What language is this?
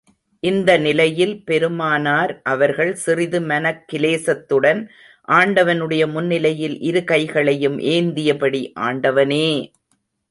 Tamil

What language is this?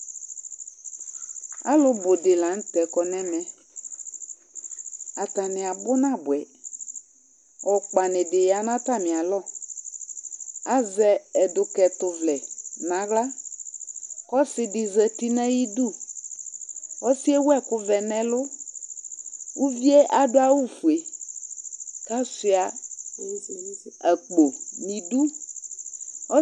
Ikposo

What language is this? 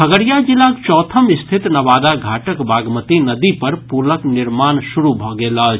Maithili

